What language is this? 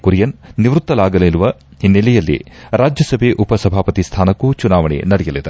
Kannada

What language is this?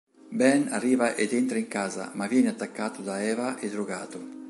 Italian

